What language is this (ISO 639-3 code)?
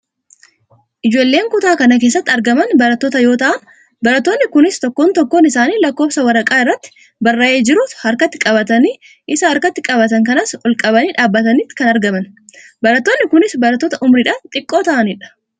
orm